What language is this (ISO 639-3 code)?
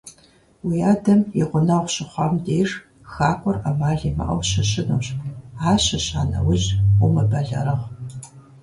kbd